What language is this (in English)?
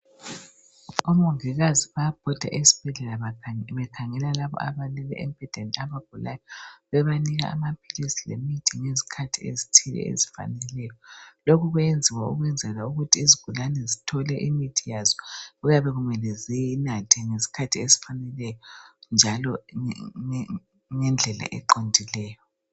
North Ndebele